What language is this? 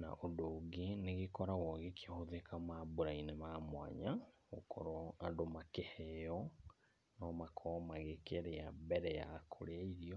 Kikuyu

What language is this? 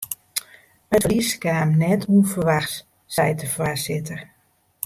Western Frisian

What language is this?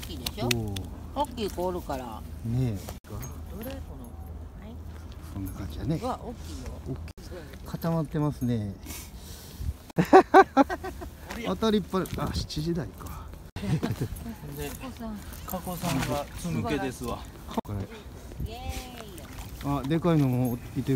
Japanese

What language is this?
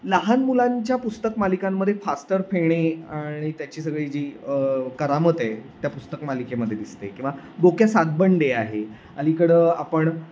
Marathi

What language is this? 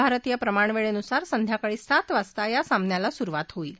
Marathi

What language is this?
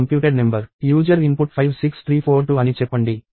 Telugu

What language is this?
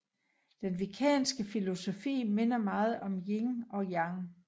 Danish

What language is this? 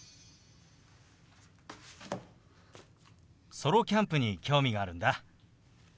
Japanese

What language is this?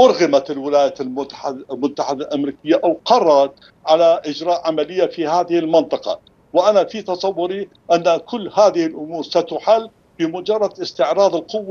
Arabic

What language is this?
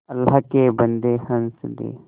Hindi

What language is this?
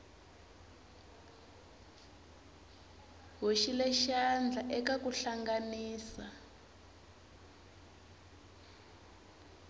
Tsonga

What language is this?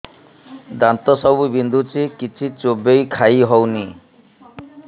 Odia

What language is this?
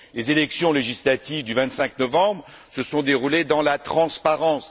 French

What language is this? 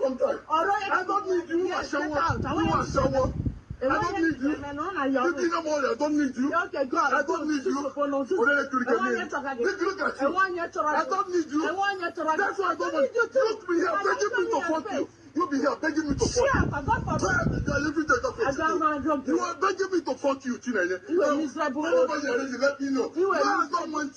English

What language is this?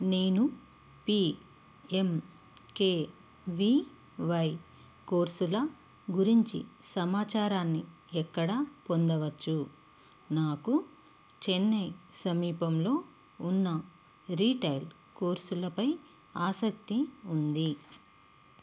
Telugu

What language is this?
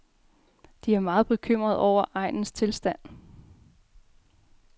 Danish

